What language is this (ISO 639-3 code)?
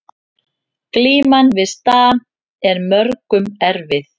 isl